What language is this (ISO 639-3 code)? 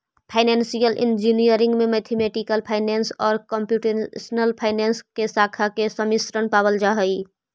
mag